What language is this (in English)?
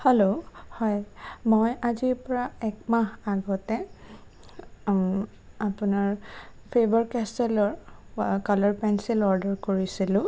Assamese